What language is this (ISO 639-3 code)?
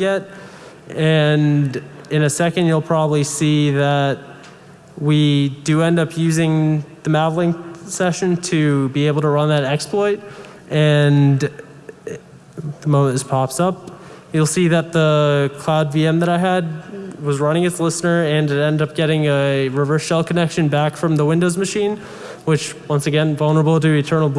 eng